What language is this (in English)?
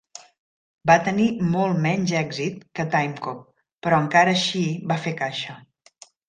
Catalan